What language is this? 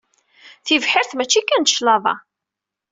Kabyle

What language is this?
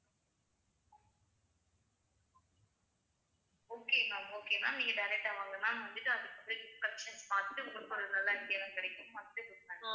Tamil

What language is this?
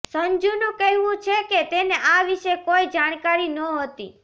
Gujarati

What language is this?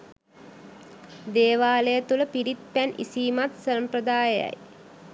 Sinhala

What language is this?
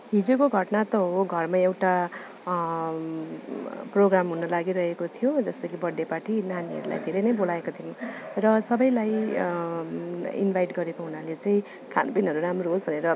Nepali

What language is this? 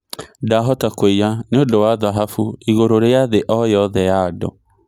Kikuyu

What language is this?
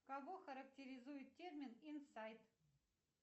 Russian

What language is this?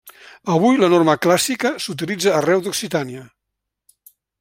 Catalan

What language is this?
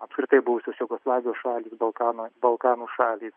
Lithuanian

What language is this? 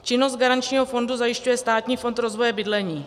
Czech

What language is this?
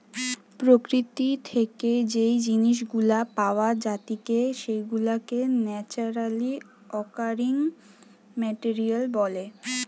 Bangla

